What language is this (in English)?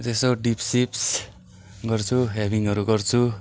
Nepali